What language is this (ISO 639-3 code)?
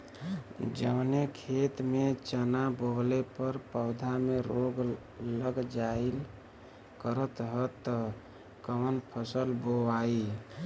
bho